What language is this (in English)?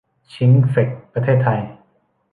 Thai